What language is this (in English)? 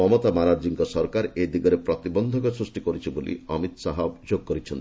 Odia